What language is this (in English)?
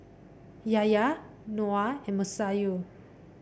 English